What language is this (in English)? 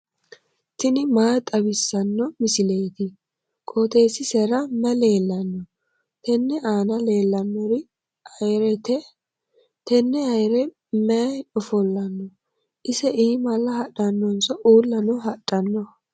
Sidamo